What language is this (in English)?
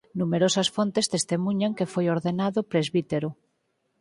Galician